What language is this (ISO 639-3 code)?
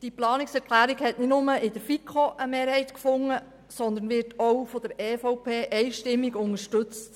gsw